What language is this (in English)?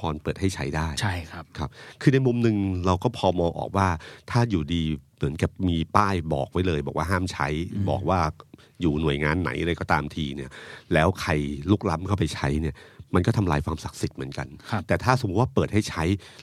Thai